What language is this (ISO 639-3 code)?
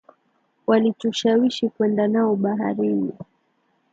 swa